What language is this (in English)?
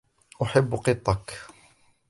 Arabic